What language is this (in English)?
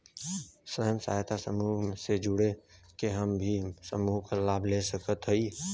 Bhojpuri